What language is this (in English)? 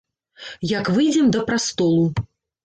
Belarusian